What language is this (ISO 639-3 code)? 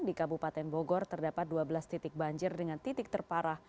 ind